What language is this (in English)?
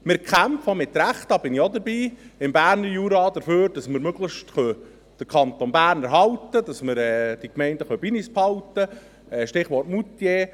Swiss German